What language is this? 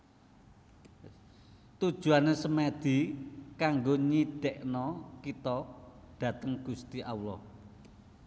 Javanese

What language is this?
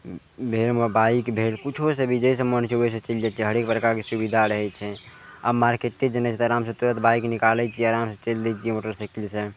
Maithili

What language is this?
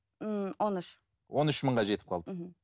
Kazakh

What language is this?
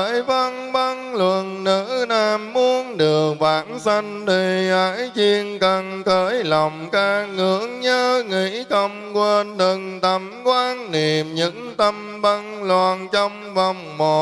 Vietnamese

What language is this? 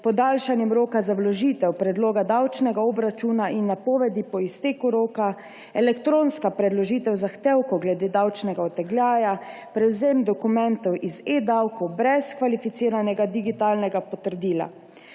Slovenian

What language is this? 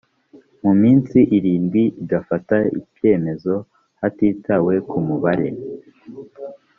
Kinyarwanda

